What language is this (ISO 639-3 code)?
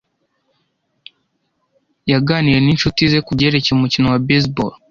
kin